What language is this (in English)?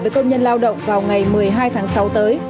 Vietnamese